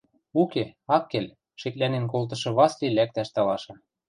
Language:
Western Mari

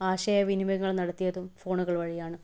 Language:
Malayalam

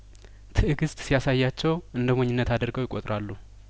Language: Amharic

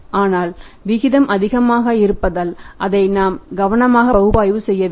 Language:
Tamil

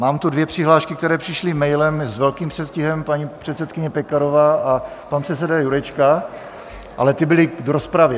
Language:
Czech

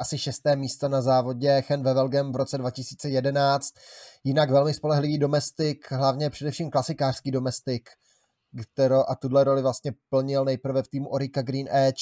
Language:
Czech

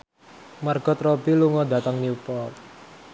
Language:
Javanese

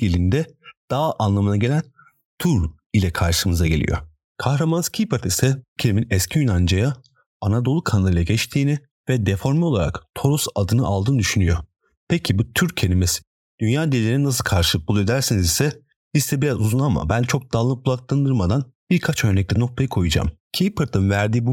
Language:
Turkish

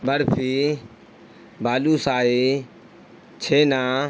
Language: Urdu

